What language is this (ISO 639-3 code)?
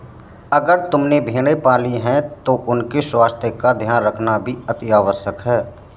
hin